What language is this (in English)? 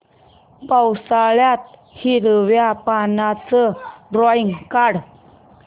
Marathi